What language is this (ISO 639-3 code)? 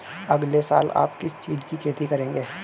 hin